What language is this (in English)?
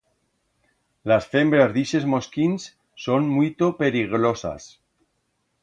Aragonese